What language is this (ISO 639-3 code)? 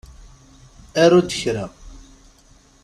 kab